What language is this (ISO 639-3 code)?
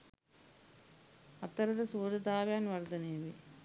sin